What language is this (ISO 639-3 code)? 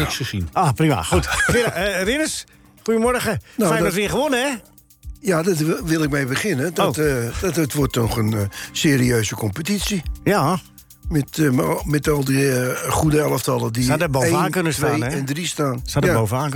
nld